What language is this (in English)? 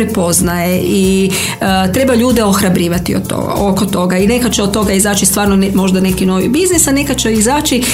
Croatian